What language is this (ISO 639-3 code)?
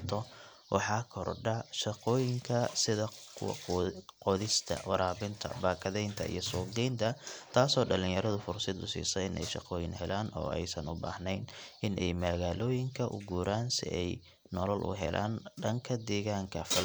som